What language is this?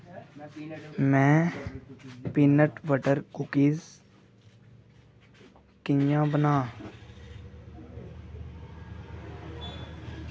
Dogri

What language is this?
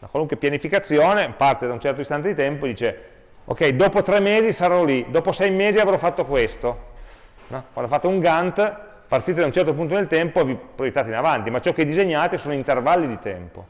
Italian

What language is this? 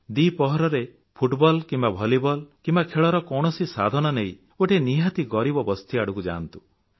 Odia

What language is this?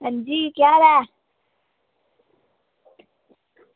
Dogri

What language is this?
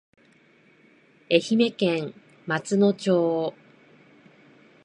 Japanese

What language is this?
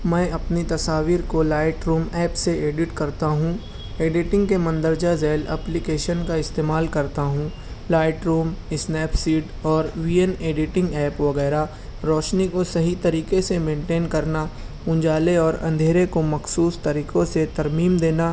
Urdu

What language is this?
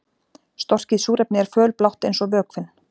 Icelandic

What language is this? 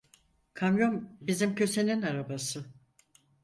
Turkish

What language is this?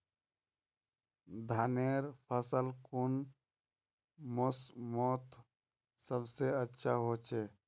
Magahi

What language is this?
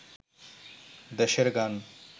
Bangla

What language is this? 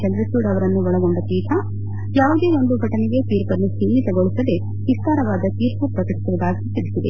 Kannada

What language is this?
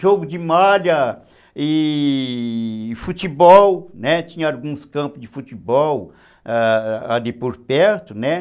Portuguese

